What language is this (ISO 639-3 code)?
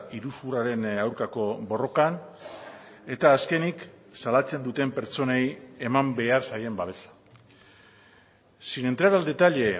eus